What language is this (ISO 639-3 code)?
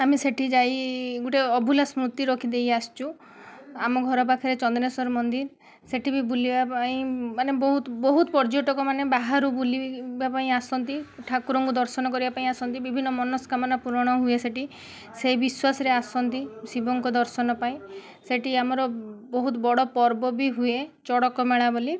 ori